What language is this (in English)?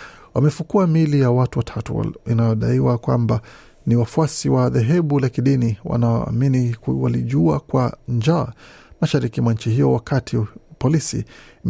Swahili